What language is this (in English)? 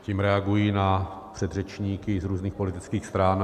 Czech